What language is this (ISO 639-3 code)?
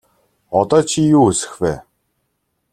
mon